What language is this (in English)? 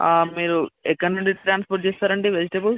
Telugu